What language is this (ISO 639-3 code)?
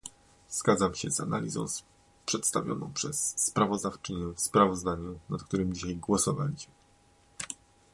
pol